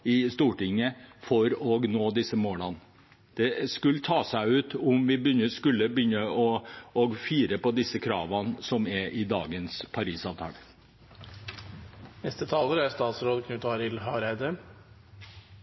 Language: Norwegian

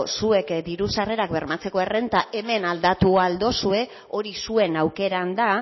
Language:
Basque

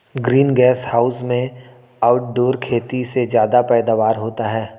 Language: Hindi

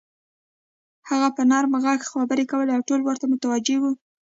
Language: Pashto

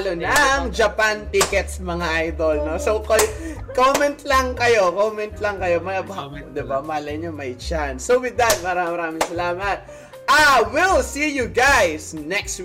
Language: Filipino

